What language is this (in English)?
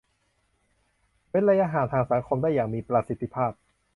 Thai